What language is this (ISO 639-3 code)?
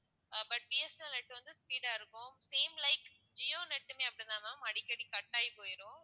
tam